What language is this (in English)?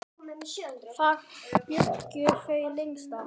Icelandic